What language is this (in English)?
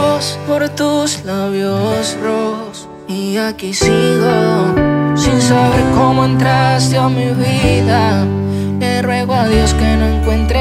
Spanish